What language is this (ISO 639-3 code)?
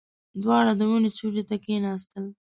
pus